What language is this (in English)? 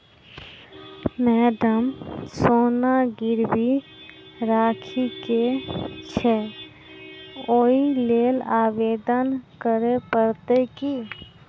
Maithili